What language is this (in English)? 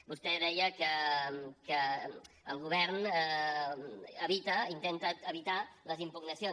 Catalan